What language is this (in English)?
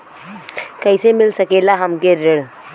Bhojpuri